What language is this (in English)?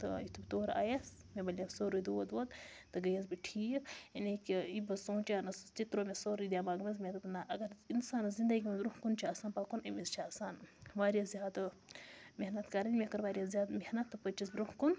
Kashmiri